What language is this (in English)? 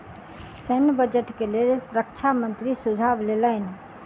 Maithili